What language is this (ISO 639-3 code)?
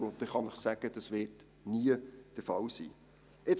gsw